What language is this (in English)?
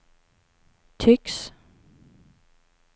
Swedish